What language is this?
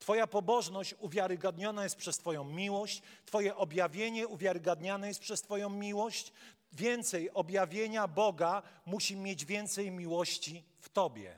Polish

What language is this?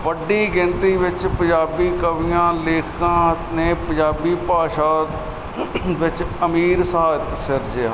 Punjabi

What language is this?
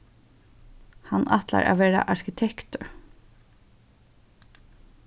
Faroese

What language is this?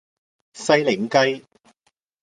Cantonese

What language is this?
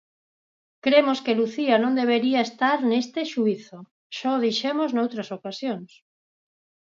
Galician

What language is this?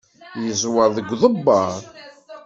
Kabyle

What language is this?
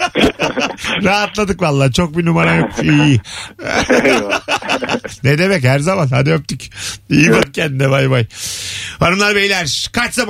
Turkish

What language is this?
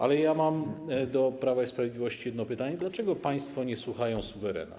Polish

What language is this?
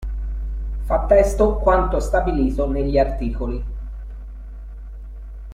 Italian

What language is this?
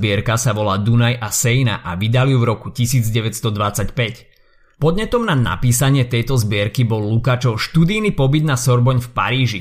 Slovak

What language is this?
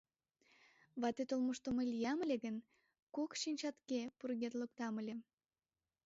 Mari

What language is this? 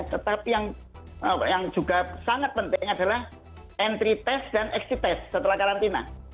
Indonesian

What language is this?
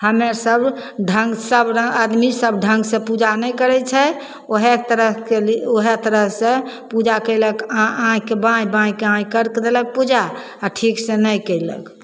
Maithili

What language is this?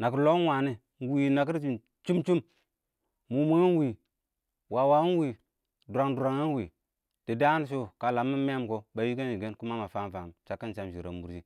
Awak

